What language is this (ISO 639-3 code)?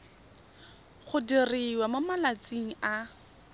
tsn